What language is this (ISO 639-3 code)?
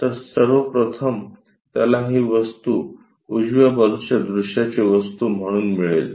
mar